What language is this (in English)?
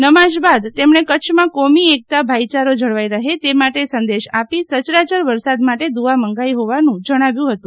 Gujarati